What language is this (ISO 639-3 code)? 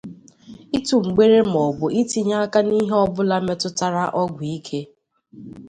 ibo